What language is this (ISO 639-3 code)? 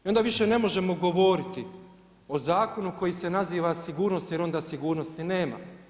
hrv